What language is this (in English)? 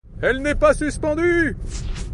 French